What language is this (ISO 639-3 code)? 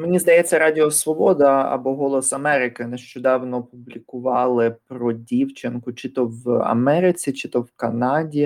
ukr